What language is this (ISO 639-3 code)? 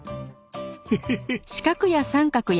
jpn